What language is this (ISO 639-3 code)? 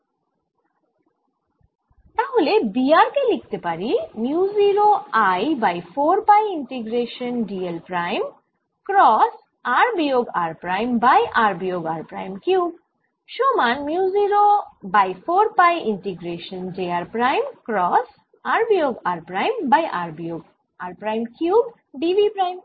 ben